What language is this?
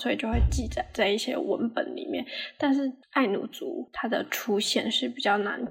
Chinese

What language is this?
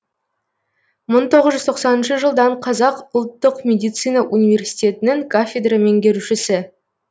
Kazakh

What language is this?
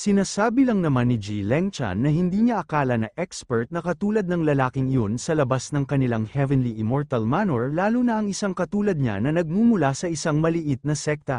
Filipino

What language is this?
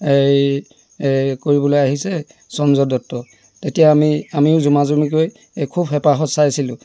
Assamese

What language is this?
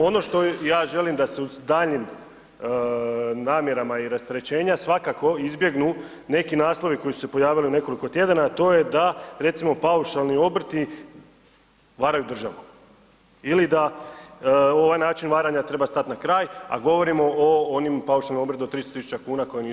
Croatian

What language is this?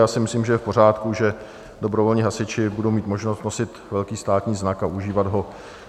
Czech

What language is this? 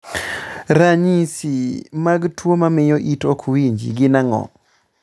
Luo (Kenya and Tanzania)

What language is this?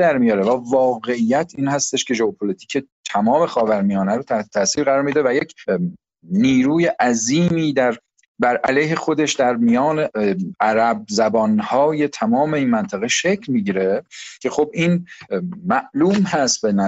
Persian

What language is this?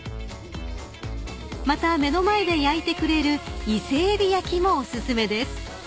Japanese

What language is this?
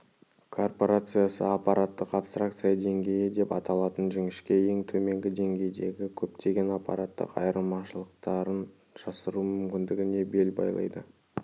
Kazakh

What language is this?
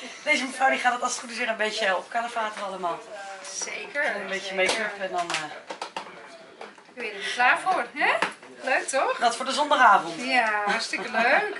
Dutch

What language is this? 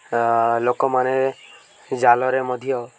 Odia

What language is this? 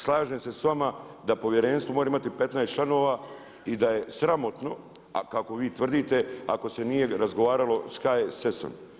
Croatian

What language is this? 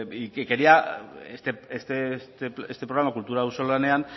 Spanish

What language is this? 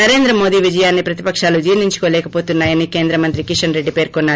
Telugu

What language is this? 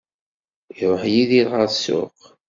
Kabyle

